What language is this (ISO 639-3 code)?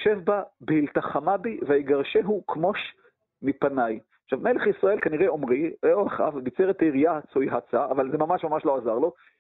heb